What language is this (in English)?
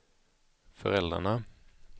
Swedish